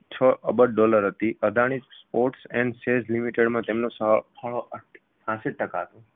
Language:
Gujarati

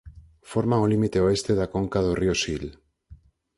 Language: Galician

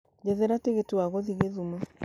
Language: Kikuyu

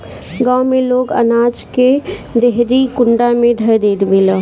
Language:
Bhojpuri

